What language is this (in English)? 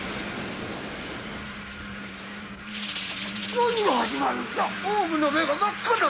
Japanese